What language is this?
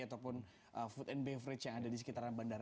Indonesian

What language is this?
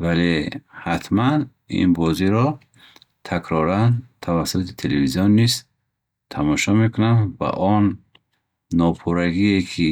Bukharic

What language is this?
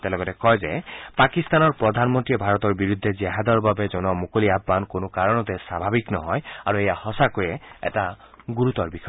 Assamese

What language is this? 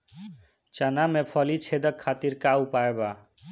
Bhojpuri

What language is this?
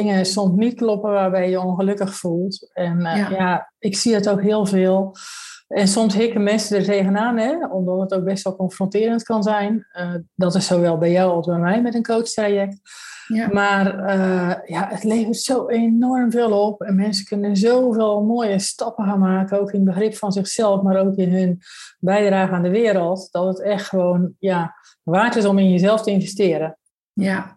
Dutch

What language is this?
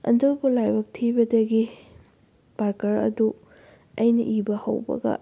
Manipuri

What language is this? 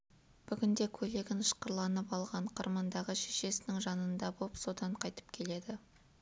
Kazakh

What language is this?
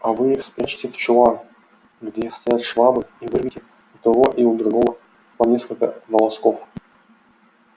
Russian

